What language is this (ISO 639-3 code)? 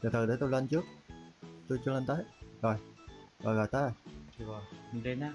vie